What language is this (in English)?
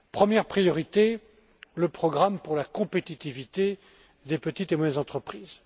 French